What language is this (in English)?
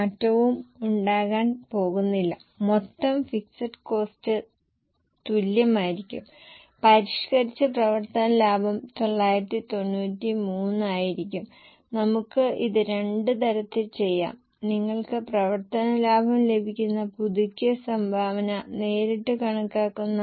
Malayalam